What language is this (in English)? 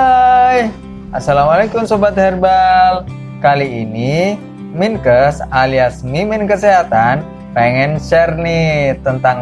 Indonesian